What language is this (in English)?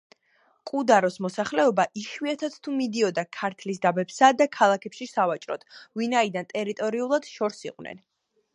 Georgian